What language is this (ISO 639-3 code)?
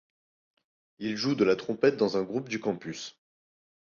fra